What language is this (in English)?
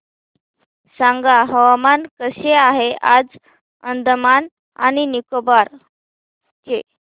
Marathi